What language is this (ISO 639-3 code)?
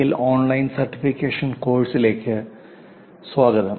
mal